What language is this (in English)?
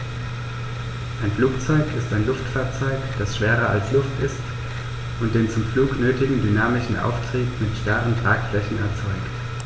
German